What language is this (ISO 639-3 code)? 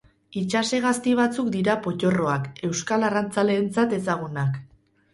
eus